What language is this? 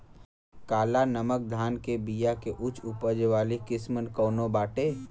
Bhojpuri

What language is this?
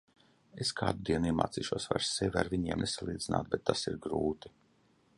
Latvian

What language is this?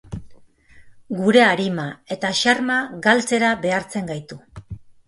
Basque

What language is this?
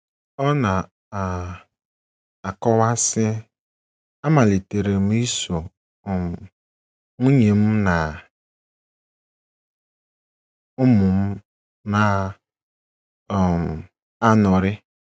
Igbo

